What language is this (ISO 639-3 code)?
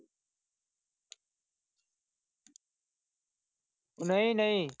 pan